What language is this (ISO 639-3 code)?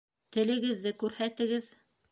bak